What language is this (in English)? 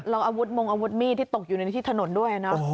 Thai